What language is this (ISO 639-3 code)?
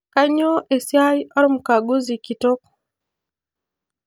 mas